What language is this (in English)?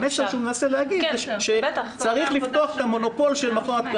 Hebrew